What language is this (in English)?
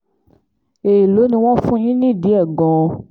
Yoruba